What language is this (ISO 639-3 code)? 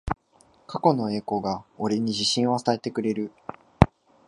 jpn